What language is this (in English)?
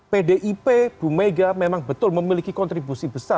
Indonesian